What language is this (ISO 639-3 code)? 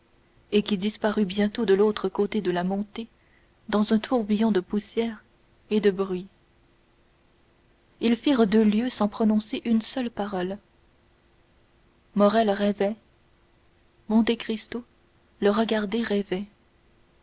fra